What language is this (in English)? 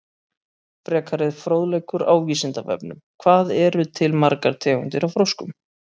Icelandic